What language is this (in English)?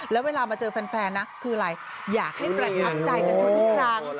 Thai